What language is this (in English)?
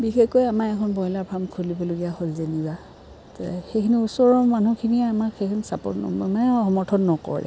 Assamese